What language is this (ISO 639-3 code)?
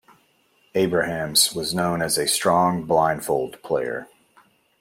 eng